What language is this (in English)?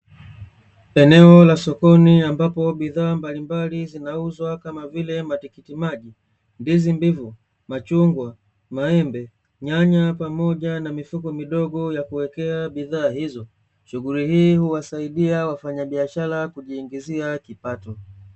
Swahili